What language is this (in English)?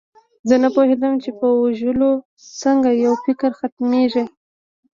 Pashto